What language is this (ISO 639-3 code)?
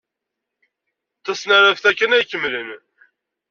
kab